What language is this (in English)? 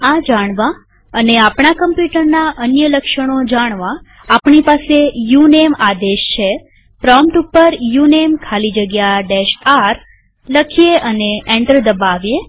Gujarati